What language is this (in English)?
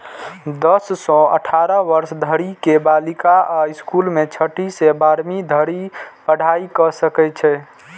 Maithili